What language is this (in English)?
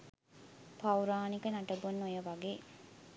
Sinhala